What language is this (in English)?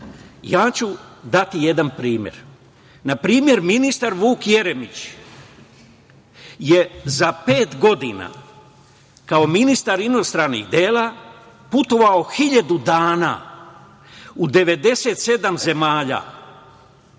Serbian